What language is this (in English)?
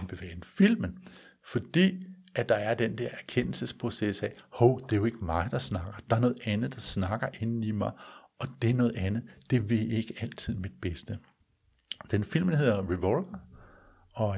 Danish